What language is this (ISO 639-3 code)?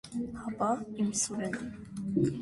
hye